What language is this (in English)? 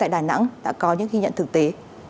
Vietnamese